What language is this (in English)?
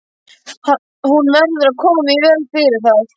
Icelandic